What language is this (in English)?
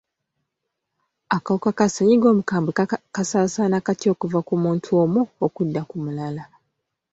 Ganda